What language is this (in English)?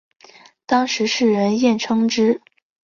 Chinese